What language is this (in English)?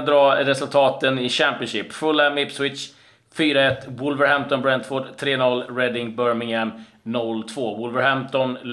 Swedish